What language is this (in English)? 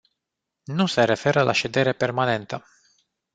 Romanian